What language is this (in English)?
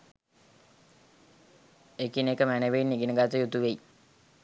Sinhala